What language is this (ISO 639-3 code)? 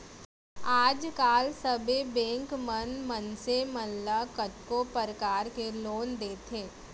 hne